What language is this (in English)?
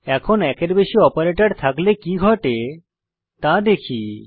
Bangla